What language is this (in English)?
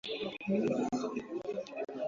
Swahili